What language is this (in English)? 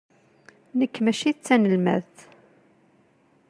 Kabyle